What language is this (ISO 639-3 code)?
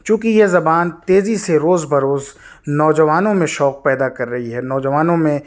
urd